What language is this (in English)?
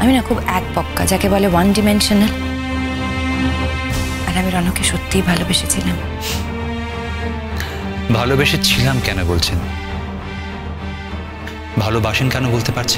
Bangla